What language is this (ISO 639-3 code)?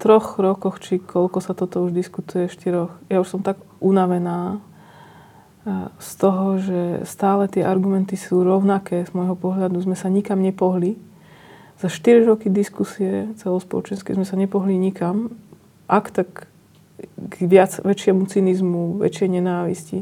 slk